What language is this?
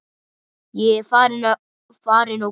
Icelandic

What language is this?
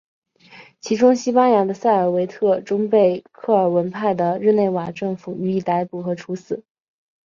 Chinese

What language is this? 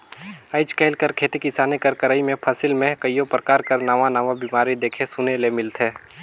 Chhattisgarhi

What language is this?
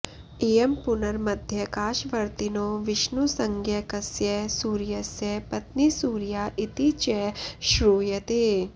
Sanskrit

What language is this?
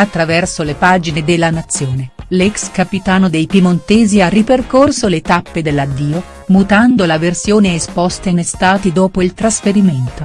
Italian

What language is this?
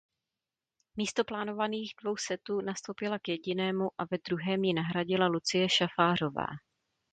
Czech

